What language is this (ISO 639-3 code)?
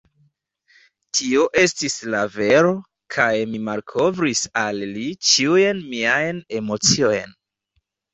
epo